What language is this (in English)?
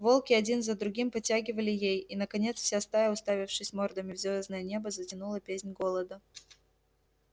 Russian